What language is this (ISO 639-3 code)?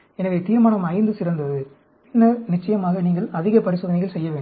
tam